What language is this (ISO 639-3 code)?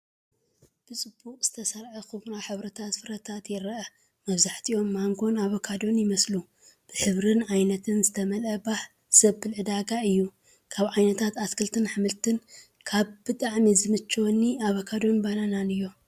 tir